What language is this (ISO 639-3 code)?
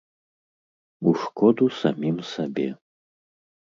bel